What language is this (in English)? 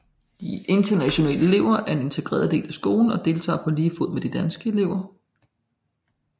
Danish